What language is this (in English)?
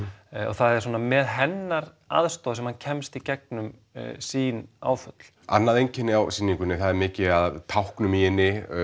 Icelandic